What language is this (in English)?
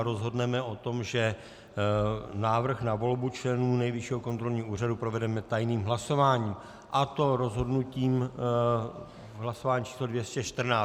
Czech